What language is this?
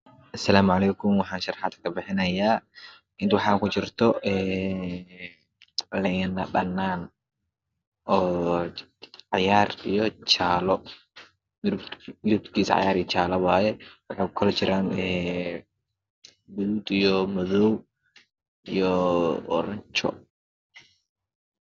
Somali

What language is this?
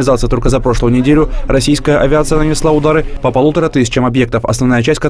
Russian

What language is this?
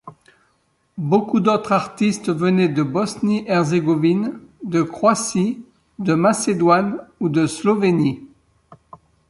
French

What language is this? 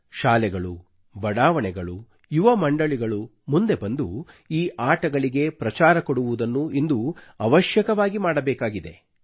Kannada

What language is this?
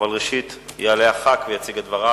Hebrew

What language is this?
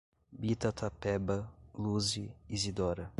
Portuguese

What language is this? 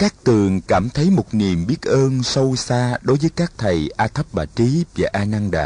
Vietnamese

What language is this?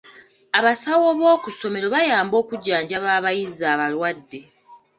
Ganda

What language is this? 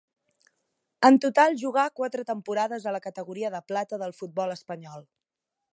Catalan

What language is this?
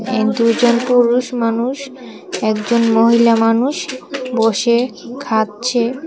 Bangla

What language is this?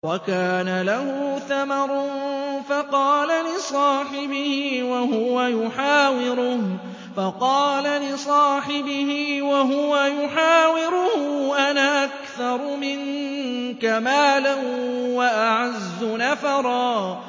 Arabic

